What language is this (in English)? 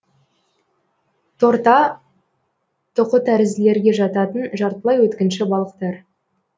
Kazakh